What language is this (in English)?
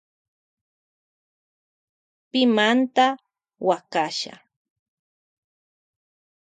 Loja Highland Quichua